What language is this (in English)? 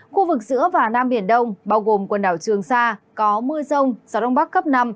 Vietnamese